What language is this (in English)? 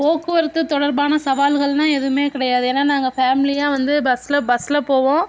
Tamil